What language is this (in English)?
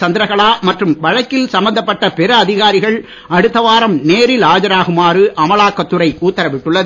Tamil